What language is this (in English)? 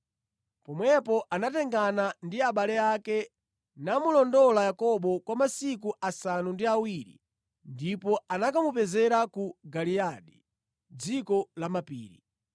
Nyanja